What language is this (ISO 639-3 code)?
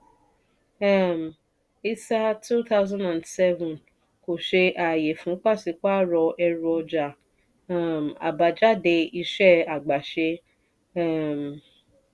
yor